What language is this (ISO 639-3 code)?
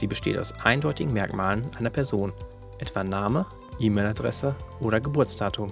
deu